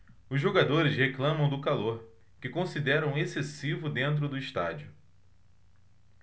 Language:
Portuguese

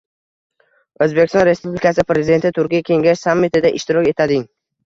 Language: Uzbek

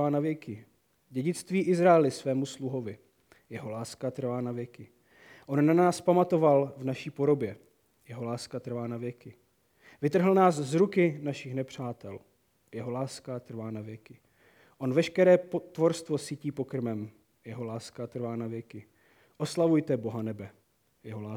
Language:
Czech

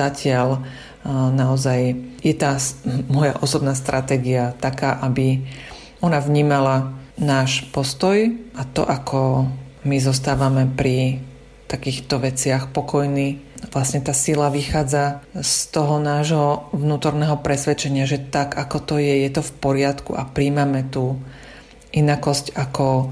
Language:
Slovak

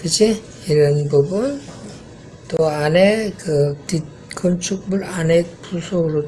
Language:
Korean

